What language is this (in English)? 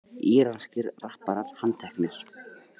Icelandic